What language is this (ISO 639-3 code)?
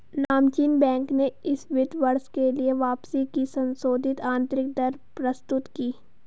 hin